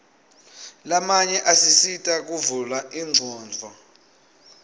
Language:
Swati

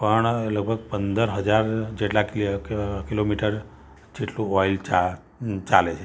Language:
Gujarati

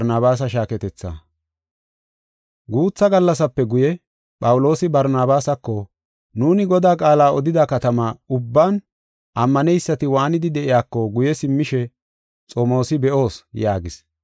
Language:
Gofa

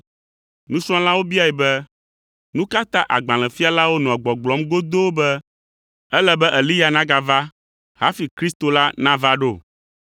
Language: Ewe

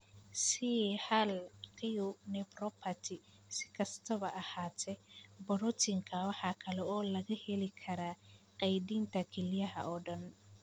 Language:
Somali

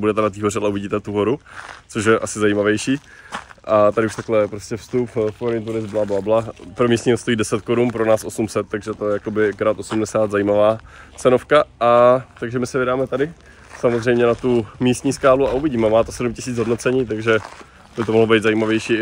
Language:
Czech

